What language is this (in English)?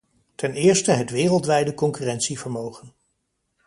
Dutch